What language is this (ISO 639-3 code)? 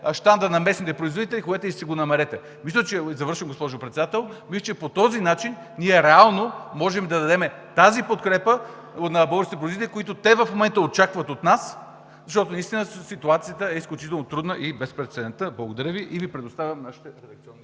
bul